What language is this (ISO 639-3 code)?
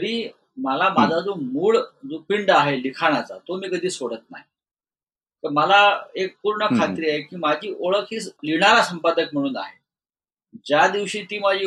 mar